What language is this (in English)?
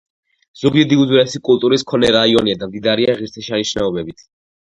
Georgian